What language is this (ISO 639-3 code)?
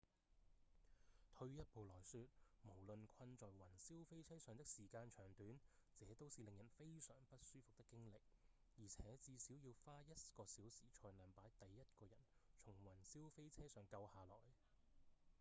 yue